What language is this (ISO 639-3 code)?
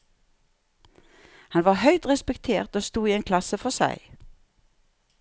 nor